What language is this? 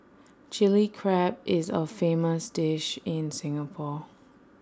English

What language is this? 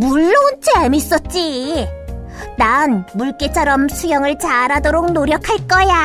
Korean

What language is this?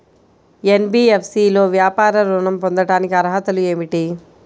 Telugu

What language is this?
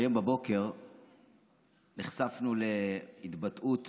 Hebrew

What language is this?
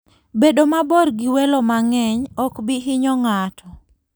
Luo (Kenya and Tanzania)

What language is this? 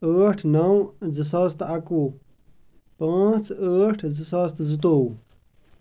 Kashmiri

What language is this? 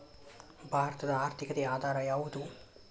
Kannada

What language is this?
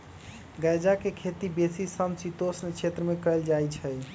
Magahi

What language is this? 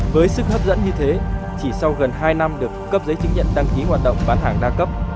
Vietnamese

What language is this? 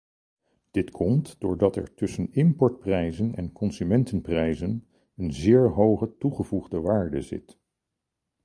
Dutch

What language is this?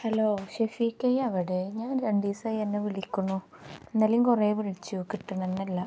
Malayalam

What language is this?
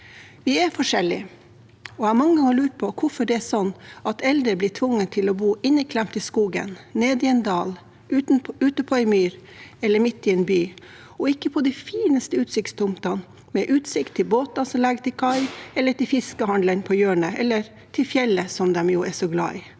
Norwegian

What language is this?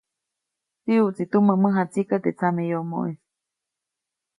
Copainalá Zoque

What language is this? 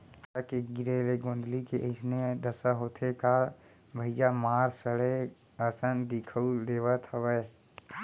Chhattisgarhi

